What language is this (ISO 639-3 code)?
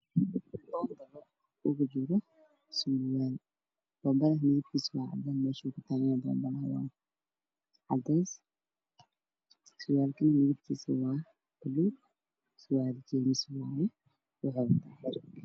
som